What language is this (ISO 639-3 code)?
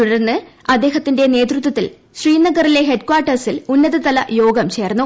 mal